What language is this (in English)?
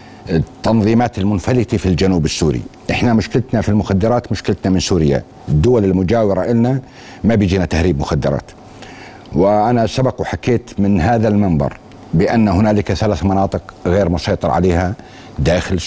Arabic